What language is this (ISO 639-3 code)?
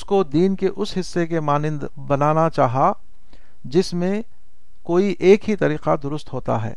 urd